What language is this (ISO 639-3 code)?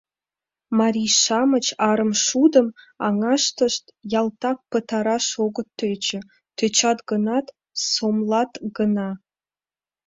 chm